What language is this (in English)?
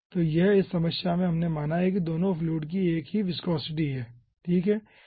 Hindi